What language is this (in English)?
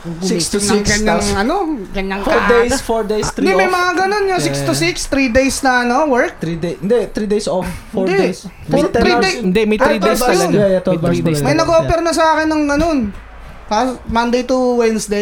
Filipino